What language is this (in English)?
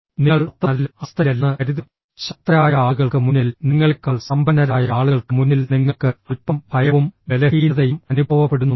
Malayalam